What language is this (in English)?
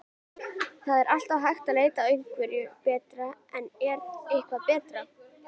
Icelandic